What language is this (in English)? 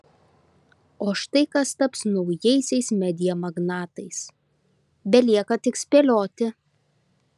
Lithuanian